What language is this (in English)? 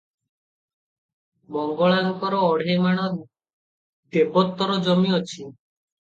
Odia